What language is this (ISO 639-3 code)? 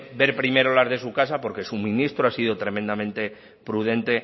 spa